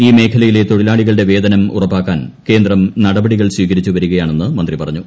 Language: Malayalam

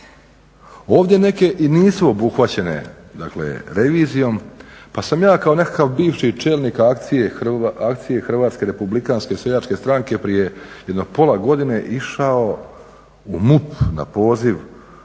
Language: Croatian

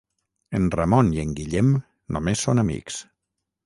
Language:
Catalan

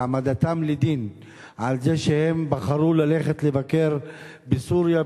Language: Hebrew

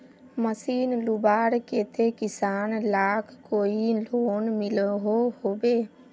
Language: Magahi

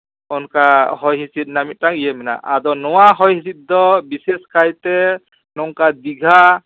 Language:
Santali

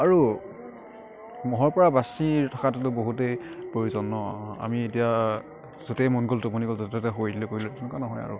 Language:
Assamese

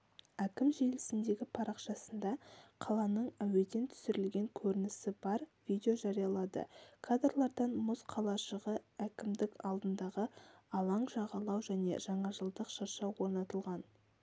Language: Kazakh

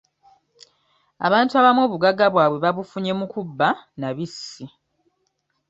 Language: Ganda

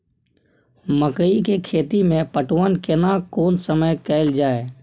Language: Maithili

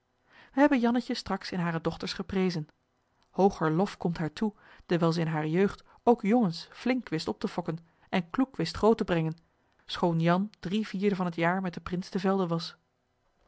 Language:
Dutch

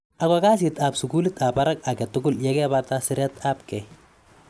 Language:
Kalenjin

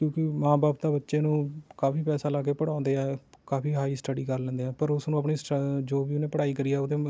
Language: Punjabi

